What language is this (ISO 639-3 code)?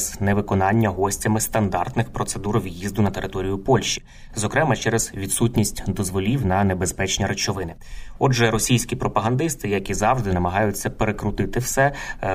ukr